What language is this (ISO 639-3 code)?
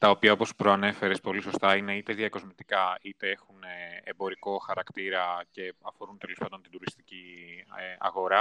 ell